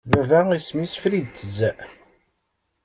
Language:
Kabyle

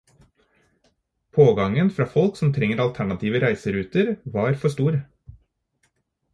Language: Norwegian Bokmål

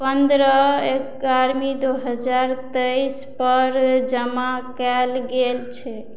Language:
Maithili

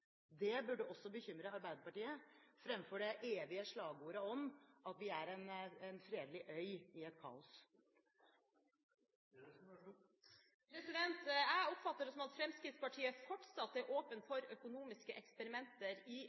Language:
Norwegian Bokmål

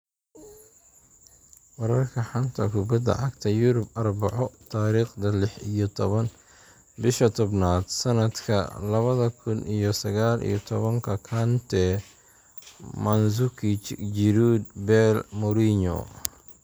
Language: Somali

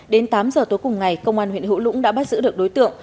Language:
Vietnamese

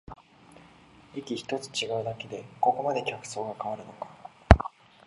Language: Japanese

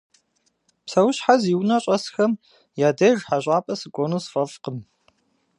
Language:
Kabardian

